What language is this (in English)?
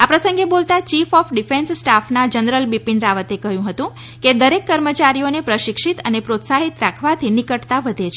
Gujarati